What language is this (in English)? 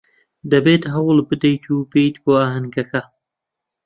Central Kurdish